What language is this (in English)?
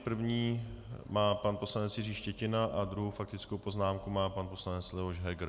Czech